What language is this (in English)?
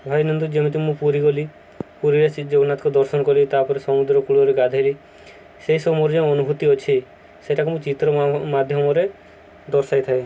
Odia